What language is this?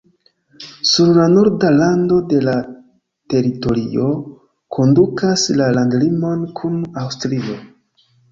Esperanto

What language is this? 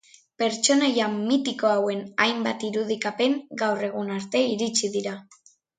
Basque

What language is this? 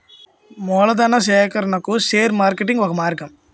Telugu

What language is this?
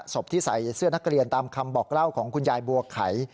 Thai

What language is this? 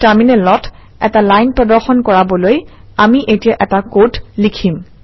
Assamese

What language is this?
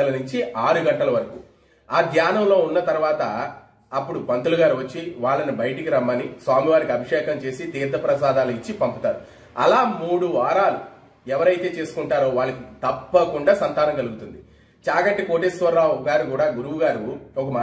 English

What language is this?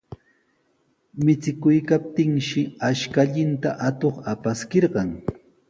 Sihuas Ancash Quechua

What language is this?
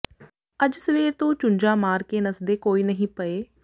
Punjabi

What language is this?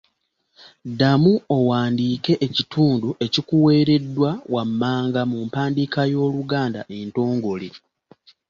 Ganda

